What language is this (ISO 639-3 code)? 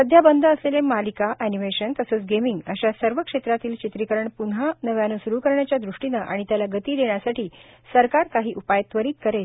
mar